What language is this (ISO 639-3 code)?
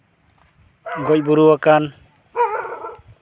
sat